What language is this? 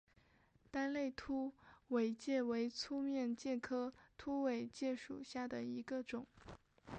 Chinese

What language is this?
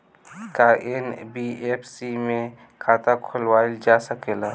Bhojpuri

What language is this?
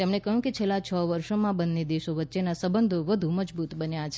Gujarati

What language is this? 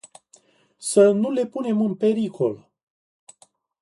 Romanian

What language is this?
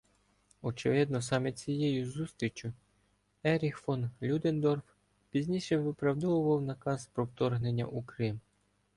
Ukrainian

